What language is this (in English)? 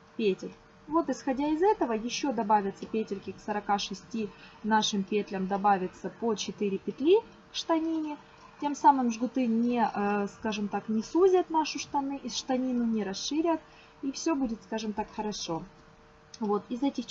Russian